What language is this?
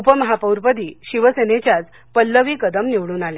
Marathi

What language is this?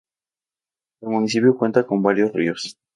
Spanish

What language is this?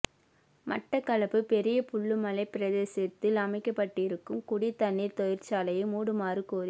Tamil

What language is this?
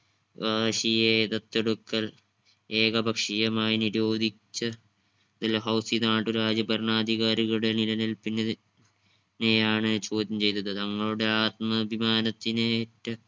Malayalam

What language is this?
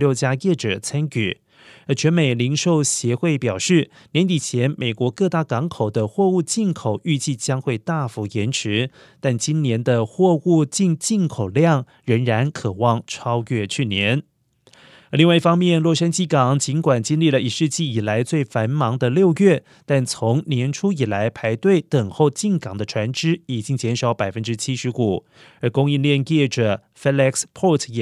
Chinese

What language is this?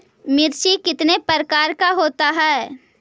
Magahi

